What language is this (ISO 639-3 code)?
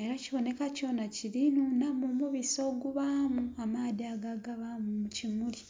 xog